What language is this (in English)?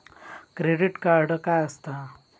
Marathi